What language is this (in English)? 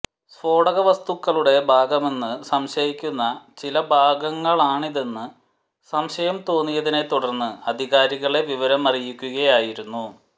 Malayalam